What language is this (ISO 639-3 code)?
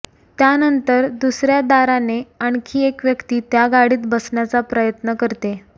mar